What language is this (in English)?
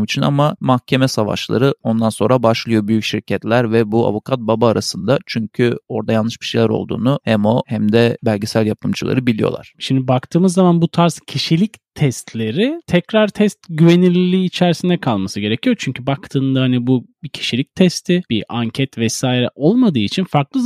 Turkish